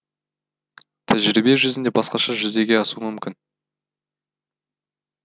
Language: Kazakh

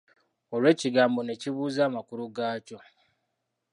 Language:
Ganda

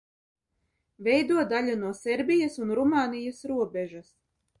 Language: Latvian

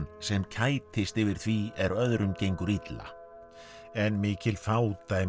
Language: Icelandic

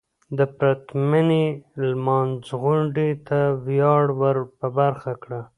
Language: Pashto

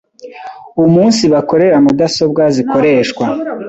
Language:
Kinyarwanda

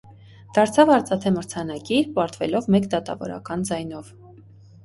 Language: Armenian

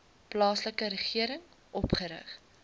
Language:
Afrikaans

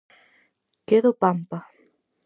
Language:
Galician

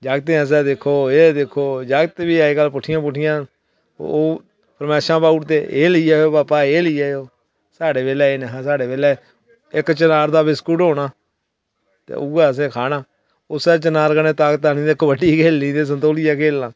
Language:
Dogri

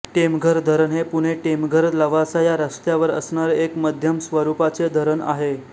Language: Marathi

